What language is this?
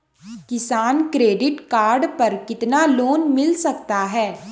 Hindi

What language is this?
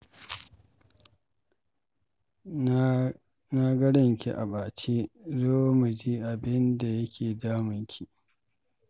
Hausa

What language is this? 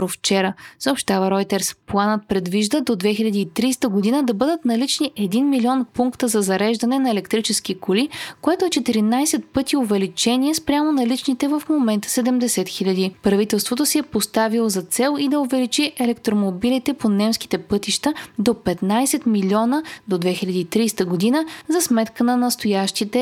Bulgarian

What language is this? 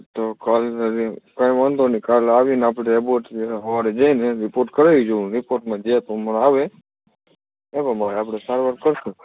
Gujarati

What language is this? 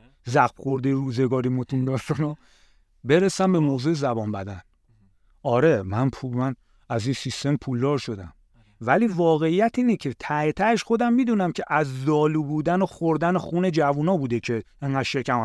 Persian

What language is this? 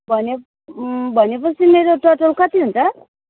Nepali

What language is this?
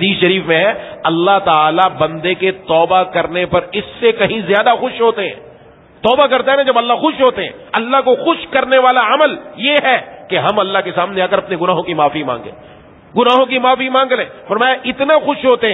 Arabic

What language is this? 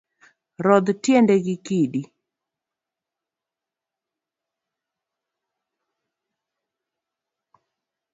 Luo (Kenya and Tanzania)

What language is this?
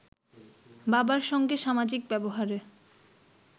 Bangla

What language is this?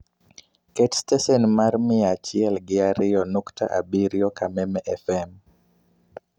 Luo (Kenya and Tanzania)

